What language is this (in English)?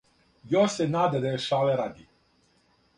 Serbian